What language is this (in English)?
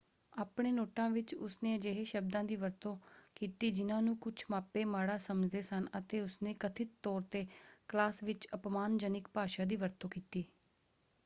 Punjabi